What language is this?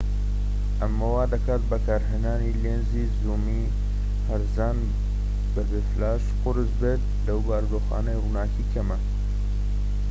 Central Kurdish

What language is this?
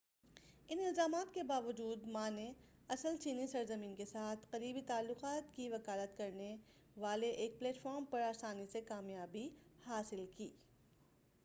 Urdu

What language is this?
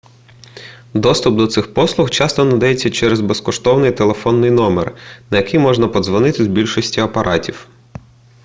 Ukrainian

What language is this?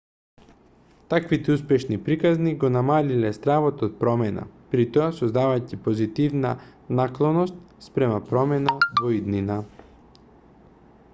Macedonian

